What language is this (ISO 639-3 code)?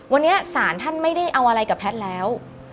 tha